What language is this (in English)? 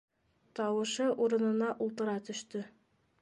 Bashkir